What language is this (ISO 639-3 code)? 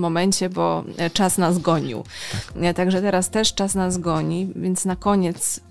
pol